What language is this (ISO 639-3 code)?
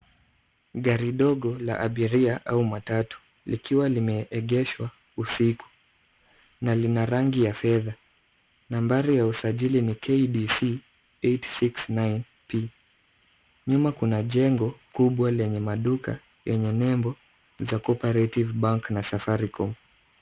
swa